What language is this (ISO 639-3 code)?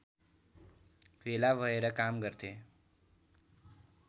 nep